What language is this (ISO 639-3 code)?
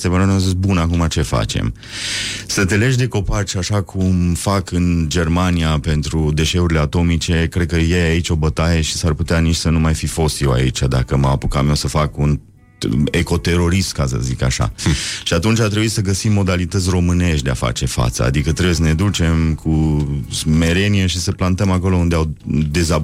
ron